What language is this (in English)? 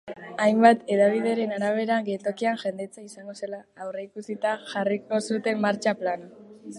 Basque